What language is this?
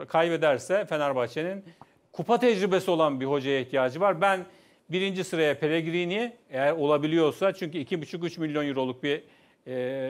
Turkish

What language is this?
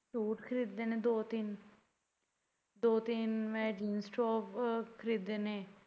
Punjabi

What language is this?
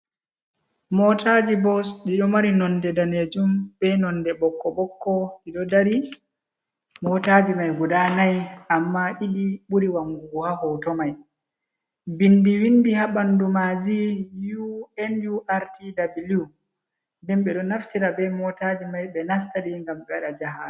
Fula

